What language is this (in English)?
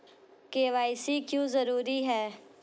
Hindi